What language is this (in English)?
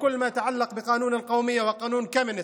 Hebrew